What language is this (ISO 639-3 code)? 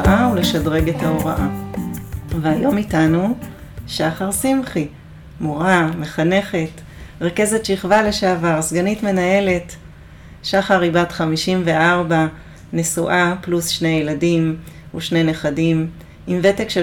heb